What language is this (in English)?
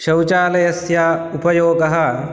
Sanskrit